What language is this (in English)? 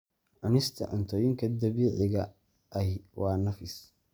Somali